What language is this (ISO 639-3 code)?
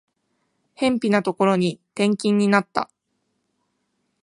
jpn